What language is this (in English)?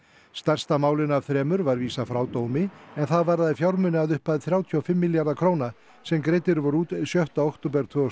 Icelandic